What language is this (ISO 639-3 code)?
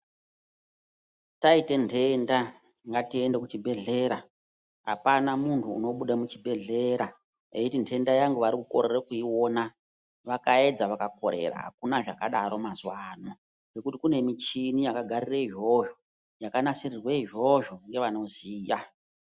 ndc